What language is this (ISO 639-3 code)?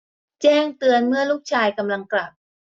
tha